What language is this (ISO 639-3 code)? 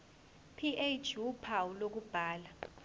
zul